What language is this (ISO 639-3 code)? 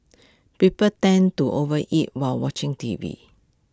eng